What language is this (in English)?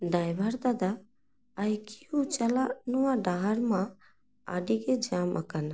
Santali